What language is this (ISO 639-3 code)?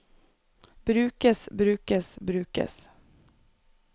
nor